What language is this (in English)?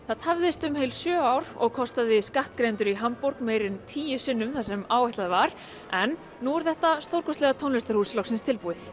Icelandic